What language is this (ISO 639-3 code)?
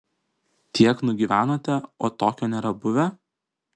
lit